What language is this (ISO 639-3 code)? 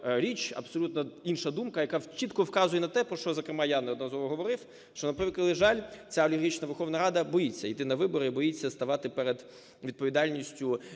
ukr